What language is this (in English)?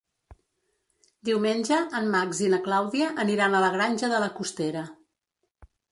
Catalan